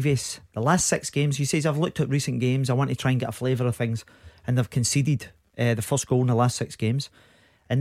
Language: English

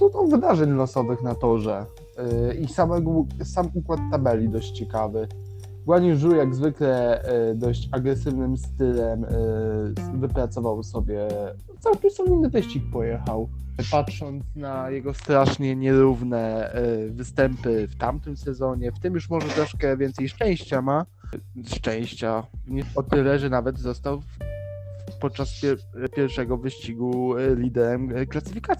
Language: Polish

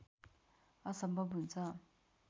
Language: Nepali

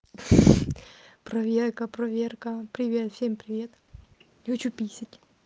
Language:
Russian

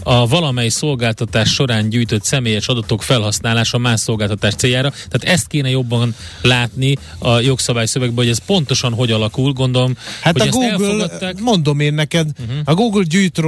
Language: Hungarian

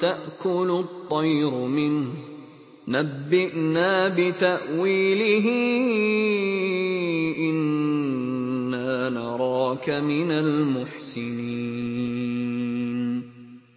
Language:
Arabic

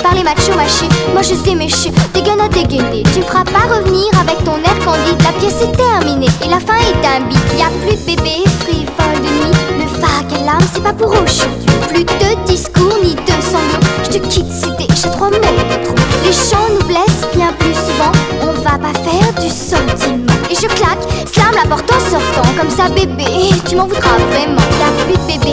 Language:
French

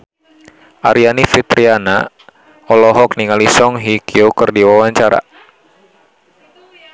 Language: Sundanese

